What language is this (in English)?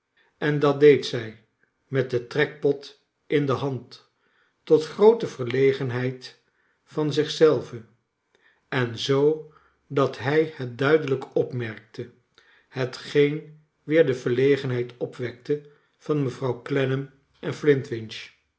Dutch